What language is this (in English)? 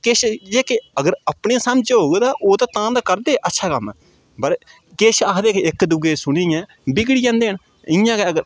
Dogri